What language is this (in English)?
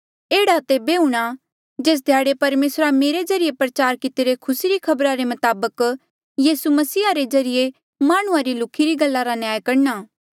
Mandeali